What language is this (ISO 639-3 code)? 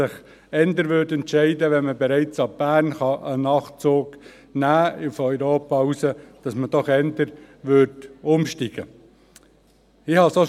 gsw